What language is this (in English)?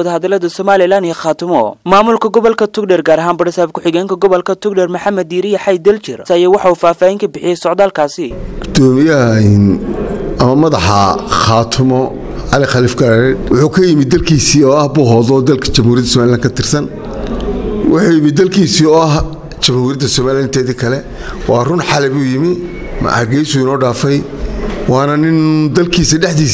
Arabic